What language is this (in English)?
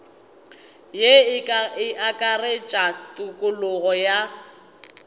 Northern Sotho